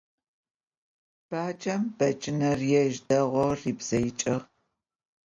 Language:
Adyghe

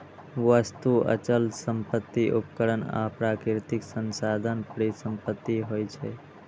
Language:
Maithili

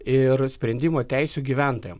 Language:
Lithuanian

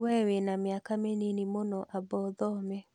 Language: Kikuyu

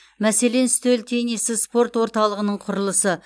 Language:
Kazakh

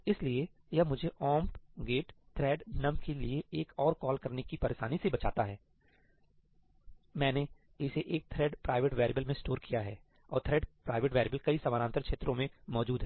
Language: Hindi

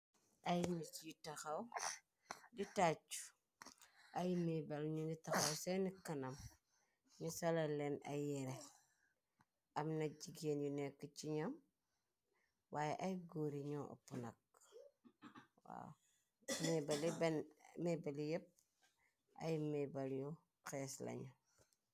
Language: Wolof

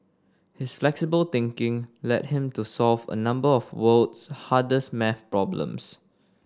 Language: English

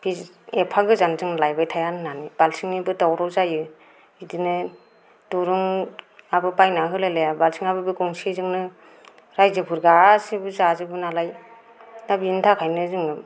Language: Bodo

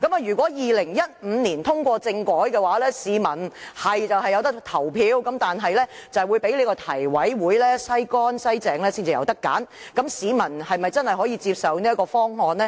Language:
Cantonese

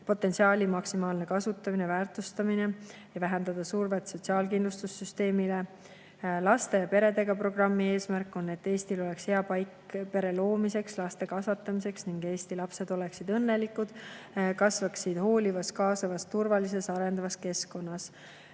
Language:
Estonian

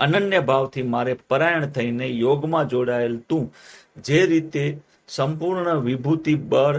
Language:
Gujarati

